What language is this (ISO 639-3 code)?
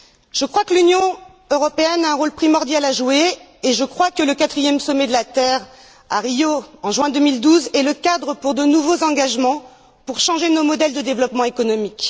fra